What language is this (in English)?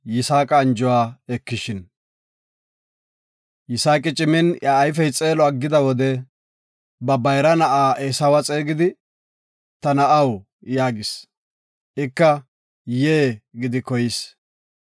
Gofa